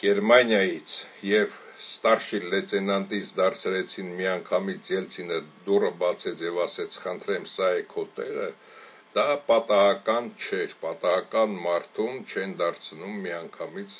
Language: Romanian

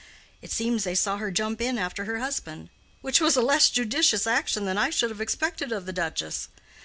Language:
English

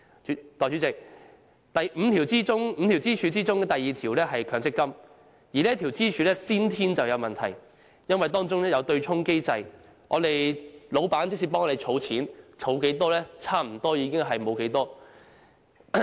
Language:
Cantonese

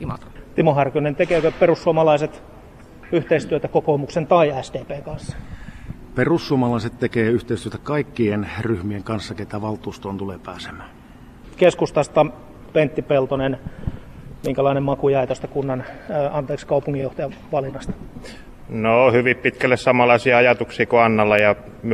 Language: Finnish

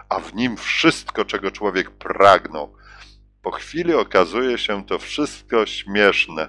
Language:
Polish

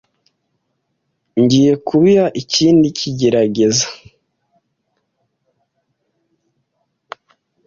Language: Kinyarwanda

